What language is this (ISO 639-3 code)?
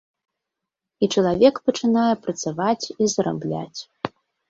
bel